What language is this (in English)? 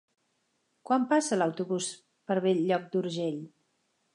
Catalan